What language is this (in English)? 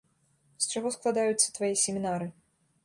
Belarusian